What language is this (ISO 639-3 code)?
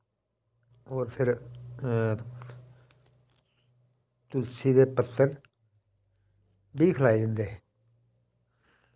doi